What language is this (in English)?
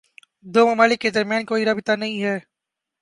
Urdu